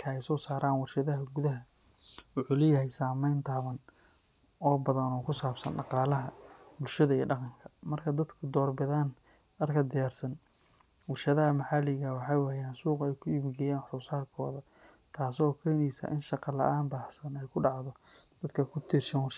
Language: Somali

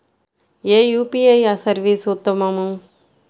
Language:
Telugu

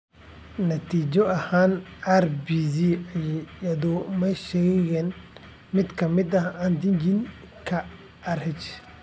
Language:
Somali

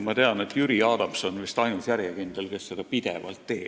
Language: Estonian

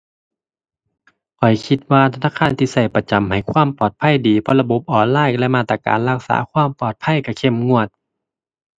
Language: Thai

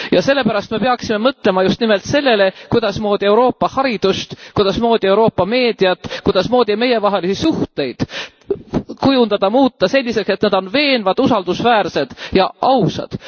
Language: Estonian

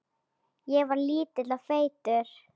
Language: Icelandic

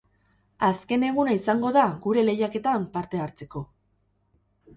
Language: Basque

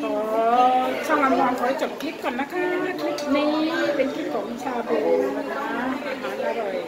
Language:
Thai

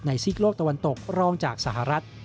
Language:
Thai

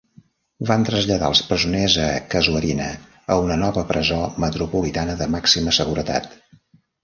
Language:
Catalan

